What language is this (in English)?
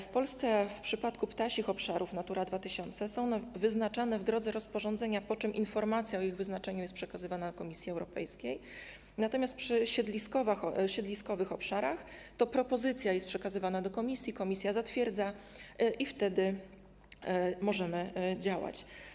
Polish